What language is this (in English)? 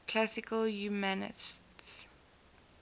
English